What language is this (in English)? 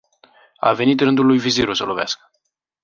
Romanian